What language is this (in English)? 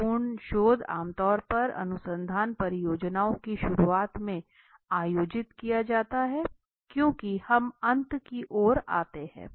Hindi